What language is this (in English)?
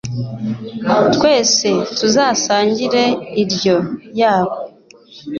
Kinyarwanda